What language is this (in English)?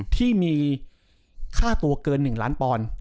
Thai